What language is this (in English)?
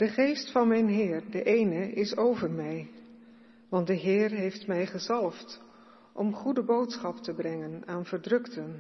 Dutch